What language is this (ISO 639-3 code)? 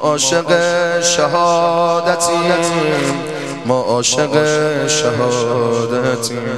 fas